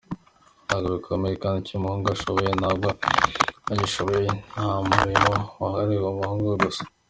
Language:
Kinyarwanda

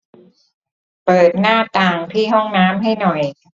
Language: Thai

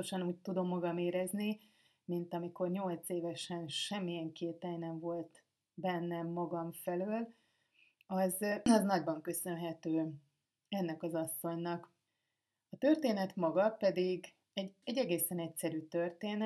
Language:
Hungarian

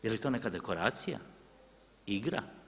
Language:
Croatian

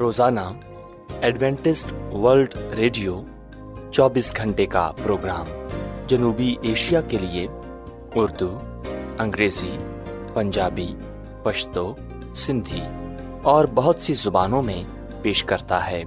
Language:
Urdu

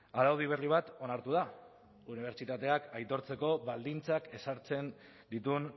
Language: Basque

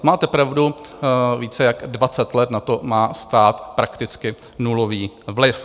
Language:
Czech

